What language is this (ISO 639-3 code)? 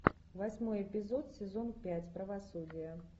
rus